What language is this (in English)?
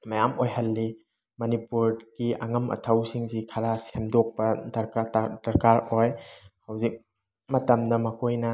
Manipuri